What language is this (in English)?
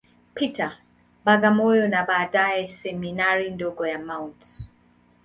Swahili